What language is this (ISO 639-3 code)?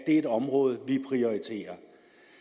dan